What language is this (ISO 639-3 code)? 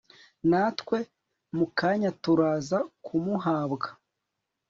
kin